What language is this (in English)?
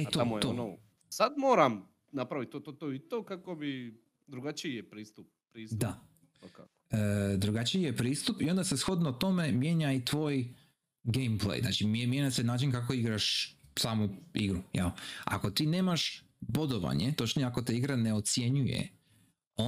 Croatian